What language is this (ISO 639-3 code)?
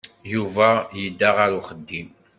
kab